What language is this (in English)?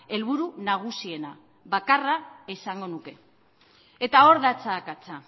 Basque